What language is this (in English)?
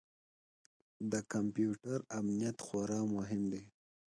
Pashto